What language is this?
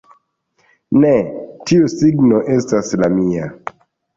Esperanto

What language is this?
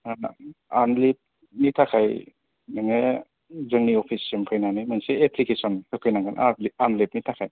Bodo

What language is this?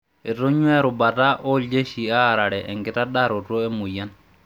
Masai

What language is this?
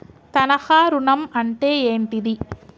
Telugu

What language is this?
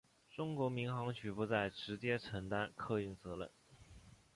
Chinese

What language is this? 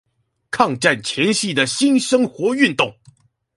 Chinese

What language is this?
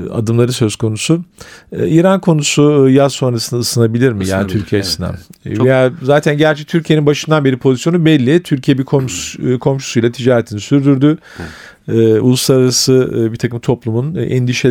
Turkish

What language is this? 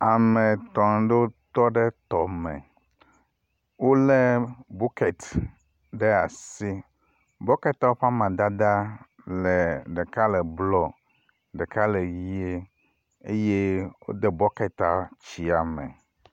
Ewe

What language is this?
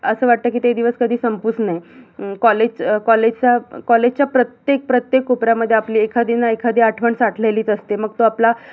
Marathi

